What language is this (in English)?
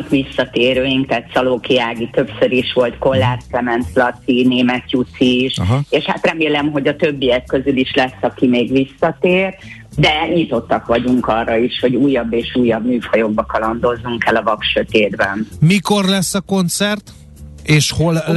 Hungarian